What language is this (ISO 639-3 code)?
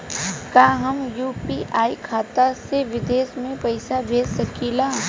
bho